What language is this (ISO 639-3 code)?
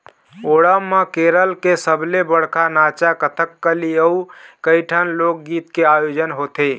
hne